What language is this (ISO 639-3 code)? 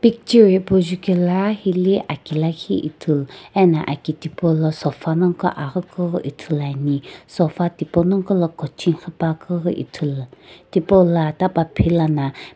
nsm